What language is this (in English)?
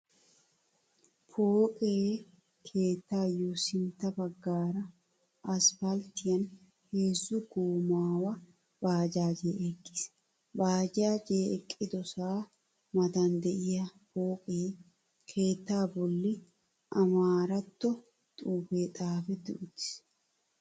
Wolaytta